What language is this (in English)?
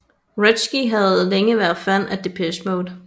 Danish